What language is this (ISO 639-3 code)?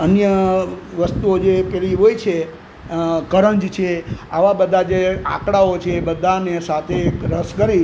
guj